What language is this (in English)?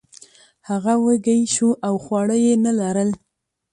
Pashto